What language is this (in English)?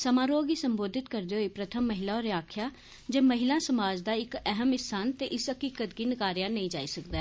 Dogri